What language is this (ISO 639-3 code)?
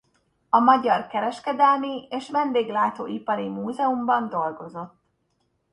hun